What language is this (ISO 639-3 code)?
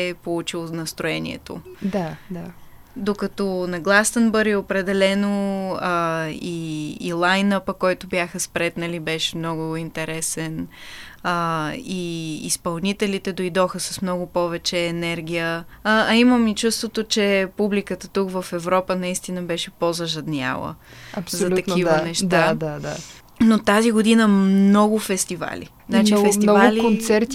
bul